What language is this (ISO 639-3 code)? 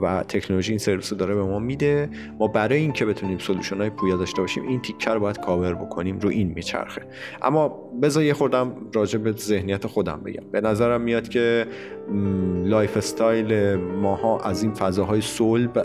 fas